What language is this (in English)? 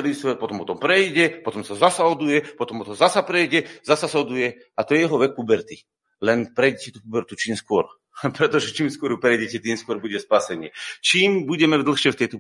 Slovak